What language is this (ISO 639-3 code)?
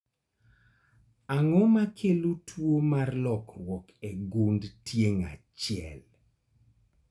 luo